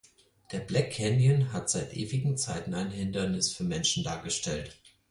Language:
German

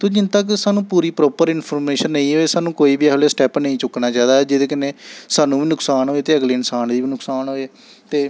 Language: Dogri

